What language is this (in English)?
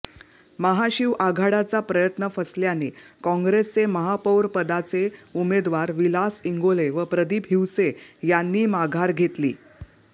Marathi